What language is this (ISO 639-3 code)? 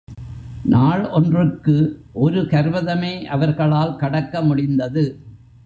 tam